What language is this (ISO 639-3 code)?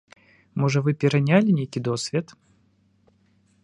bel